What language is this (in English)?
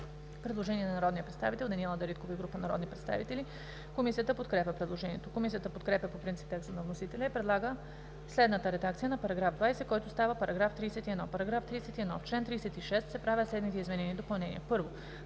Bulgarian